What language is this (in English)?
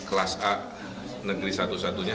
Indonesian